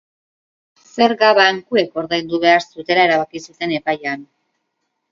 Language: Basque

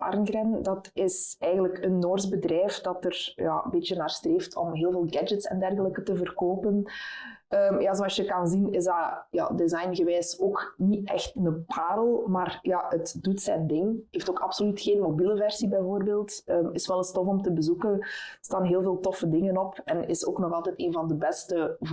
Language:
Dutch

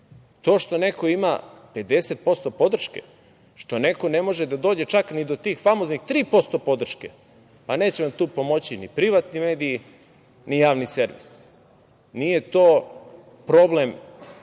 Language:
Serbian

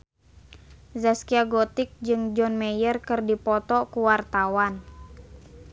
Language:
Sundanese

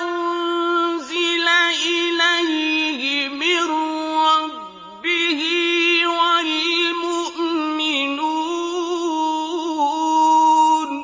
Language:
Arabic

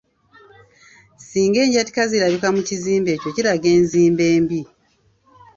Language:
Ganda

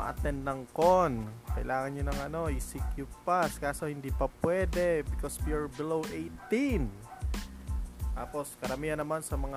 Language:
Filipino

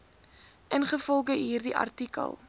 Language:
Afrikaans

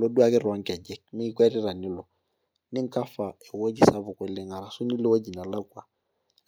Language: Masai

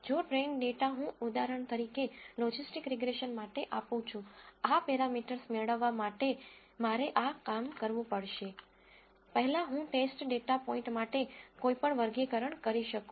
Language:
Gujarati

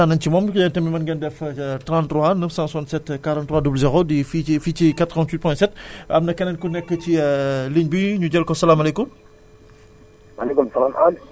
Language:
Wolof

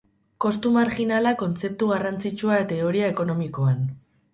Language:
Basque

